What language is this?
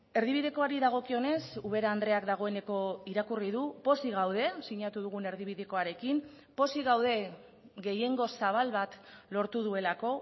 Basque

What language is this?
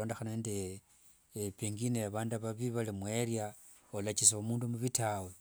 Wanga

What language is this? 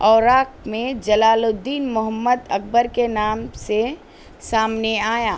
Urdu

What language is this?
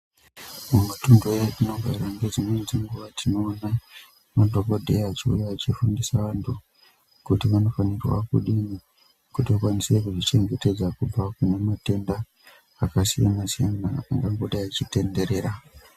Ndau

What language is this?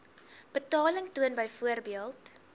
Afrikaans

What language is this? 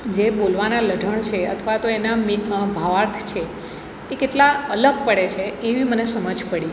Gujarati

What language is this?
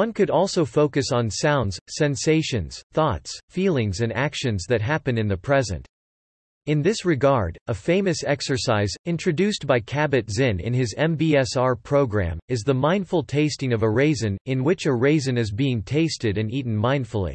English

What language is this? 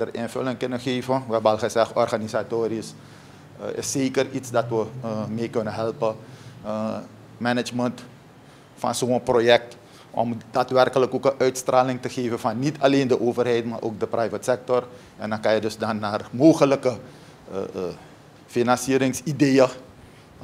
Dutch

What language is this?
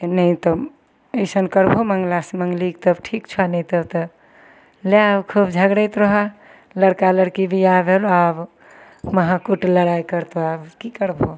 Maithili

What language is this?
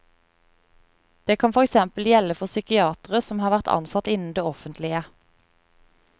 Norwegian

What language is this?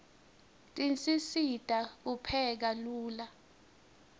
Swati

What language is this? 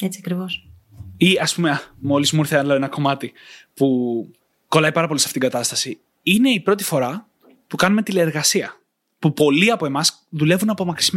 Greek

